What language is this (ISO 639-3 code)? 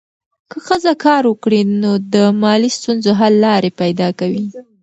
pus